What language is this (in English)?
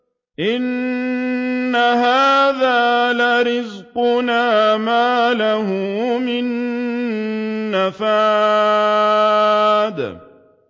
Arabic